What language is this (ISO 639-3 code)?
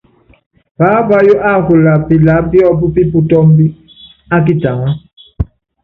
yav